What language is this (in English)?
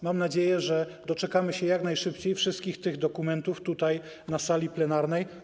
Polish